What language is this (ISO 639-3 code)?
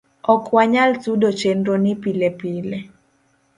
luo